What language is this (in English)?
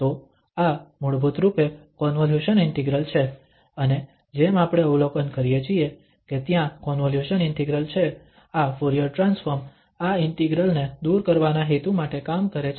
Gujarati